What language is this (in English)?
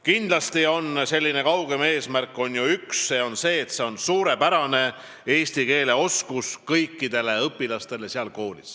Estonian